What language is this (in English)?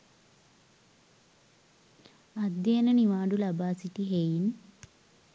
Sinhala